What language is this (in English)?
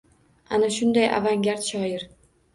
Uzbek